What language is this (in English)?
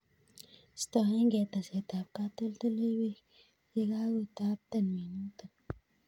Kalenjin